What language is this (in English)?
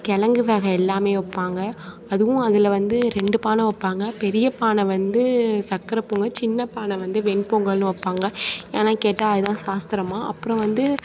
Tamil